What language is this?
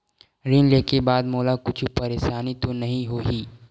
Chhattisgarhi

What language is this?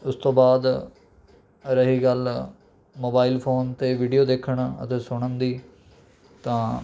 Punjabi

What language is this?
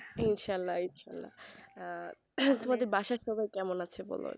Bangla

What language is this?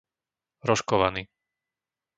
Slovak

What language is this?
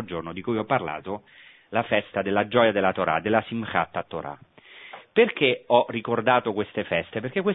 Italian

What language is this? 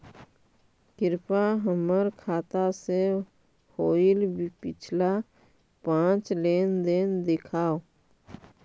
Magahi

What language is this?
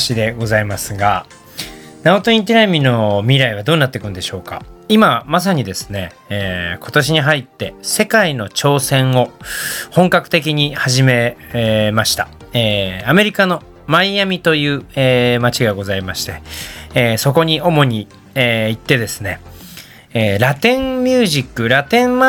Japanese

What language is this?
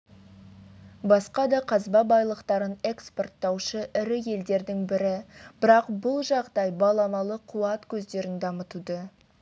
Kazakh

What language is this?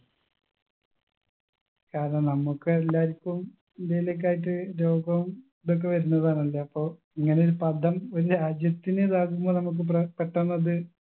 Malayalam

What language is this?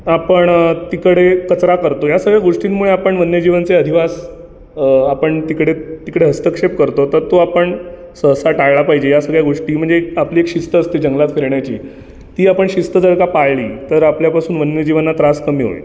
Marathi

